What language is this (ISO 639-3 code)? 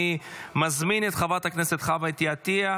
heb